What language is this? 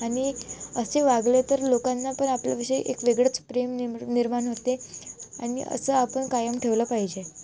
Marathi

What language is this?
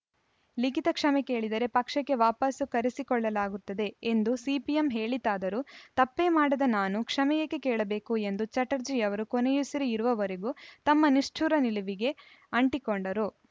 Kannada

